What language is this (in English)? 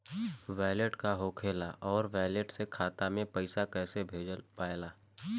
Bhojpuri